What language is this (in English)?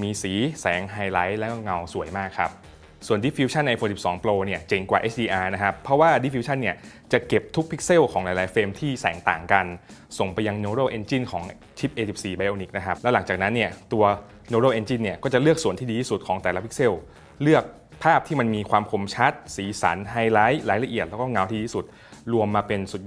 Thai